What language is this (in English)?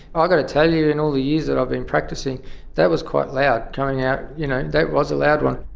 English